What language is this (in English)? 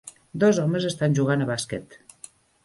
Catalan